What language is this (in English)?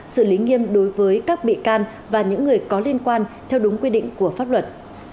Vietnamese